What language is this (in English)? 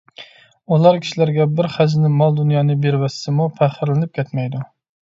Uyghur